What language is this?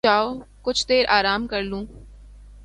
Urdu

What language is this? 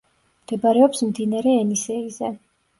Georgian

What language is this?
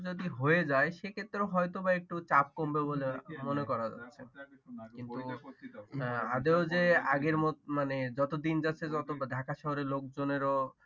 Bangla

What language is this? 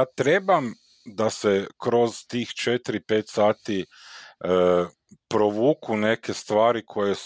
Croatian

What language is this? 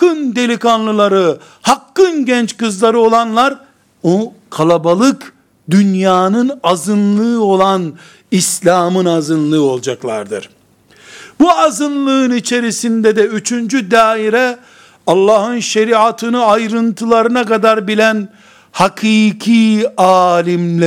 Turkish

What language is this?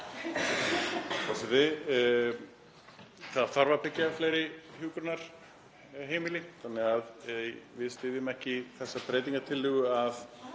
Icelandic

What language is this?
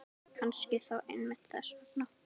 Icelandic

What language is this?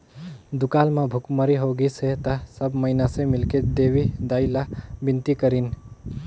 Chhattisgarhi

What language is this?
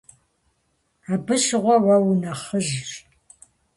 Kabardian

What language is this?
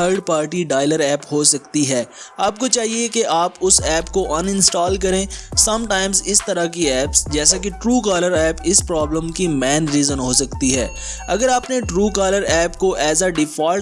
Urdu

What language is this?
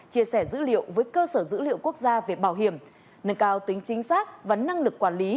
Vietnamese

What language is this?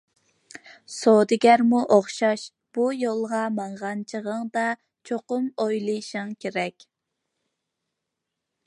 Uyghur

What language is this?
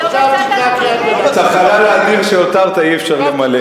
Hebrew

